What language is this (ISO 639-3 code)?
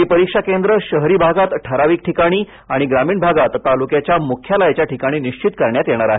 mar